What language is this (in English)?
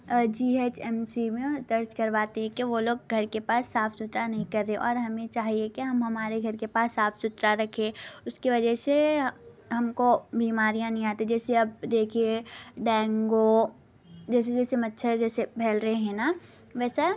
Urdu